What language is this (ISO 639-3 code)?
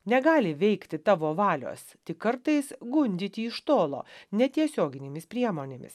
lit